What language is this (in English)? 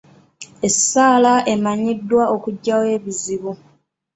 Ganda